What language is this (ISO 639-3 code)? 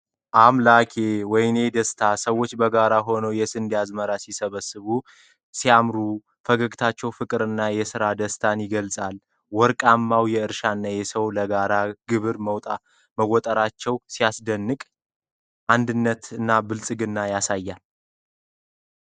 amh